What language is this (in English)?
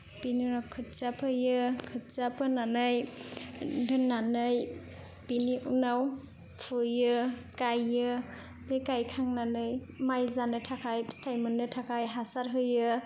Bodo